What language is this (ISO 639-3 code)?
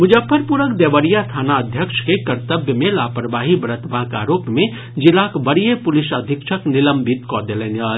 mai